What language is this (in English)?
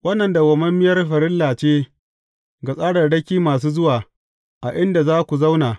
Hausa